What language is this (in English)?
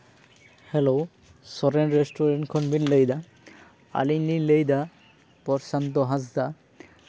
Santali